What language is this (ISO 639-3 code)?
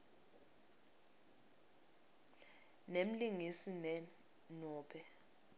ssw